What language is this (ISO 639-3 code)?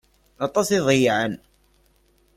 kab